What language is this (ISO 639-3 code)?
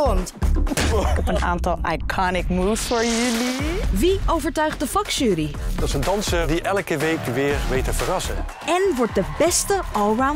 nld